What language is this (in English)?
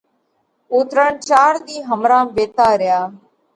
Parkari Koli